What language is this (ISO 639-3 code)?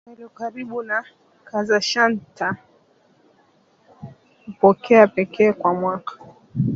swa